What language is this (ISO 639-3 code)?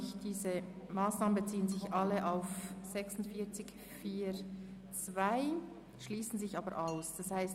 gsw